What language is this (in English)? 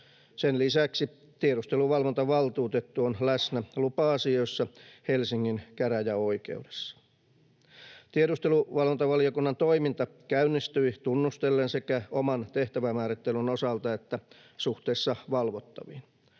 Finnish